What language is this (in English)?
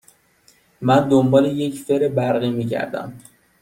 Persian